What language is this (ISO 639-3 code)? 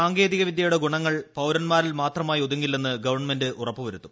mal